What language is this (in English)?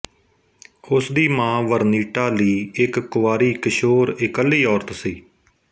Punjabi